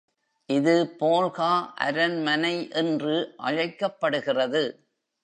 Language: Tamil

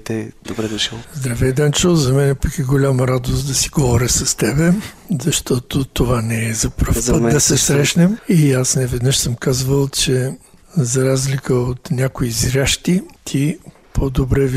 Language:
Bulgarian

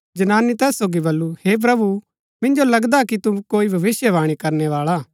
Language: Gaddi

